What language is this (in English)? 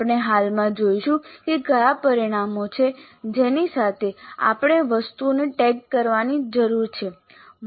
Gujarati